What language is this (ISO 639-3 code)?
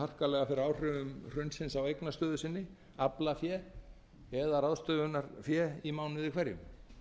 isl